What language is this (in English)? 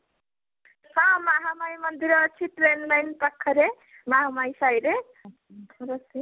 Odia